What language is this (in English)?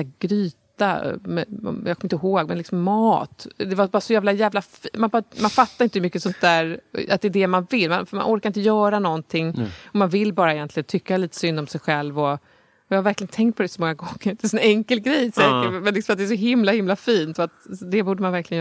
Swedish